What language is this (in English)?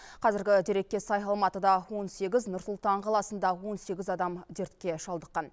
Kazakh